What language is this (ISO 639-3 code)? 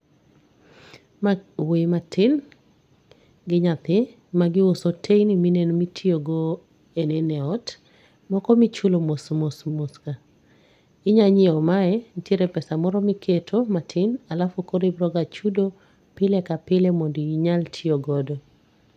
luo